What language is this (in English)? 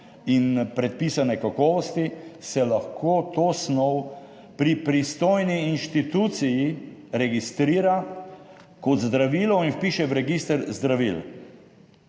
Slovenian